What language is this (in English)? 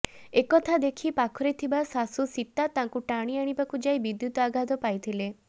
Odia